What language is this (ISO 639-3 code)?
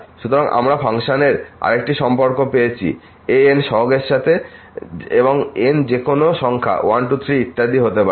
ben